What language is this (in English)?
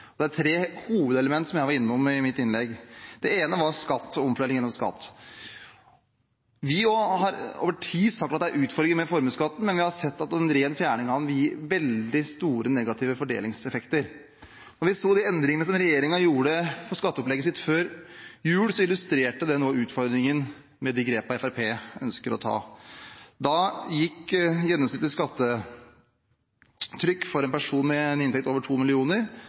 Norwegian Bokmål